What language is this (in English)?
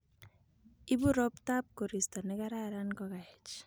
Kalenjin